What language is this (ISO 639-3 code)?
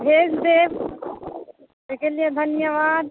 mai